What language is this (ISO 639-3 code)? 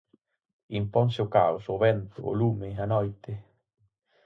glg